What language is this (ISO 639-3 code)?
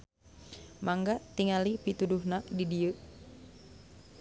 sun